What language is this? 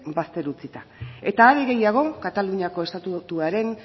Basque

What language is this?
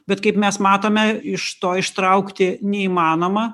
Lithuanian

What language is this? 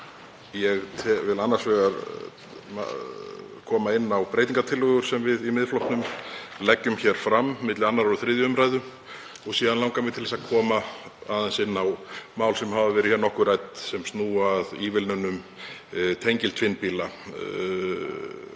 Icelandic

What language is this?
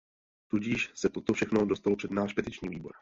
Czech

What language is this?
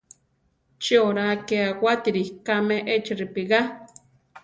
Central Tarahumara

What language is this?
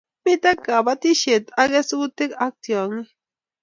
Kalenjin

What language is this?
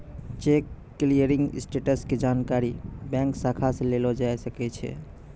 Maithili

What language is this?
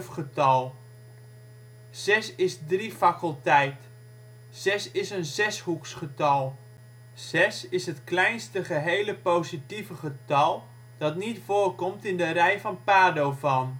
Dutch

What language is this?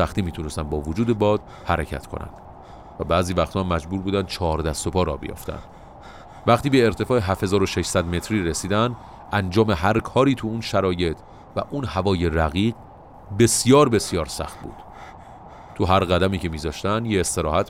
Persian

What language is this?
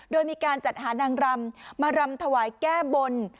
Thai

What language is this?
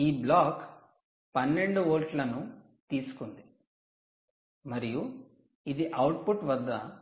Telugu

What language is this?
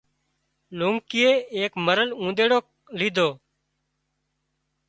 Wadiyara Koli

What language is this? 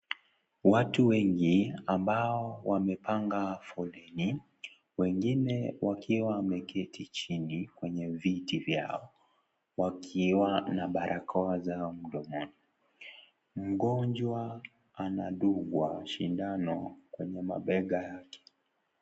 Swahili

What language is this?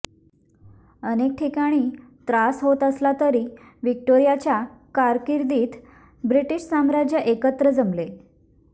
Marathi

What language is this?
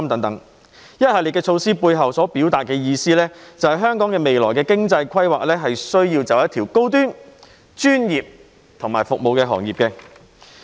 Cantonese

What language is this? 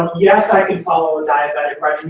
English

